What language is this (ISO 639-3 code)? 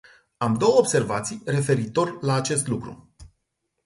ron